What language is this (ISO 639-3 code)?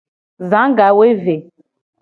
gej